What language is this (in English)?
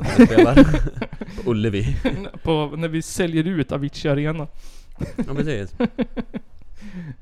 Swedish